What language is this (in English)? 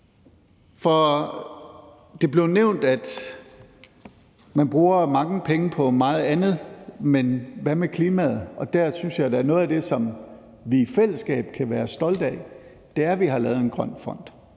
Danish